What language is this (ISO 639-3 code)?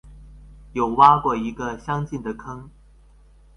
zho